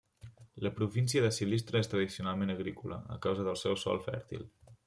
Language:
Catalan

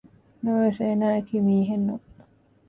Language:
Divehi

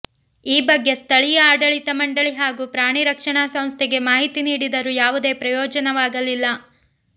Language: Kannada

